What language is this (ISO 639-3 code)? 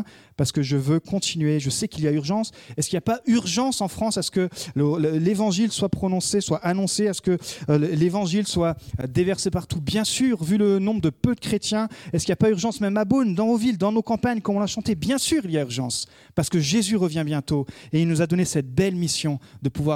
fra